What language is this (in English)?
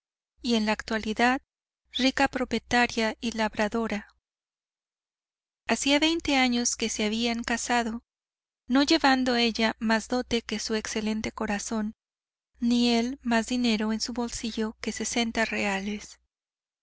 Spanish